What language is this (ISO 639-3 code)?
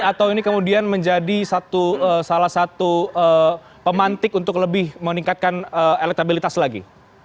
ind